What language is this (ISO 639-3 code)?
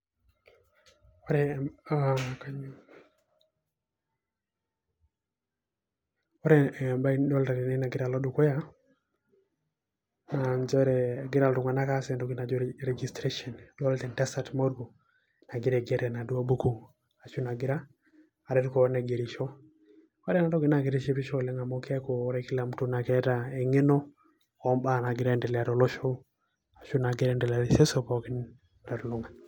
mas